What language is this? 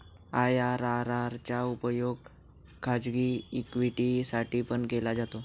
Marathi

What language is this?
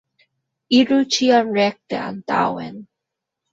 Esperanto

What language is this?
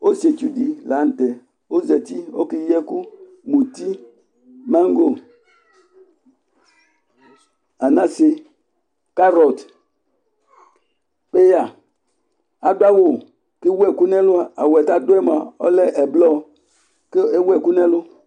Ikposo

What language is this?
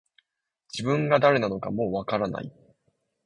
Japanese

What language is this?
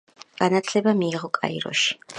Georgian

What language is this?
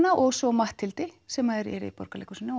Icelandic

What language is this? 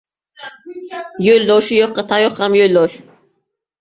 Uzbek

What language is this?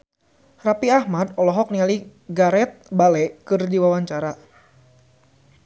Sundanese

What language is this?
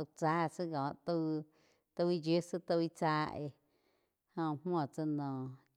Quiotepec Chinantec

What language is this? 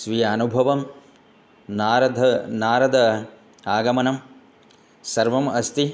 Sanskrit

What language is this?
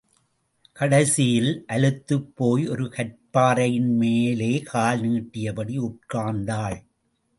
Tamil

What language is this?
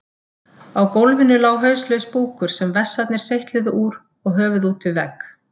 Icelandic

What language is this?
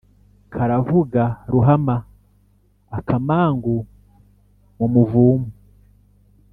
Kinyarwanda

